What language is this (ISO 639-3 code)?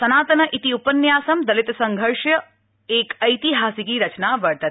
san